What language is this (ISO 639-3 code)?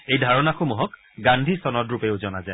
asm